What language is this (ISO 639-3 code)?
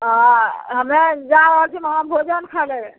mai